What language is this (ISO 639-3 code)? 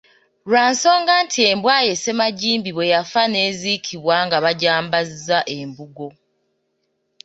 lug